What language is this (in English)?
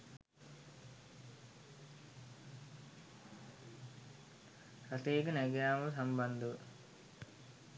Sinhala